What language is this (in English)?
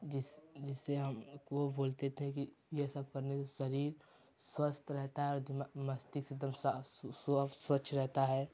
Hindi